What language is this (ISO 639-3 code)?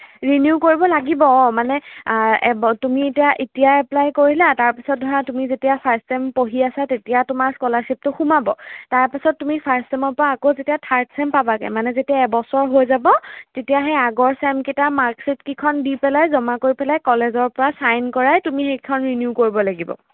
asm